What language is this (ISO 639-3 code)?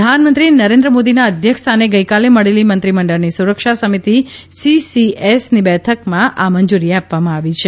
guj